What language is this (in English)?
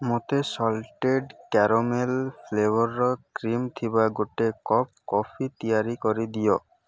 Odia